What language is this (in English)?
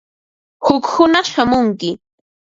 Ambo-Pasco Quechua